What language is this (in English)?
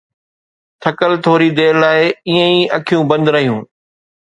Sindhi